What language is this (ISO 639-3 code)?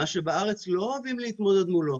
heb